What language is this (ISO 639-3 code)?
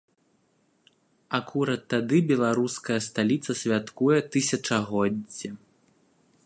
bel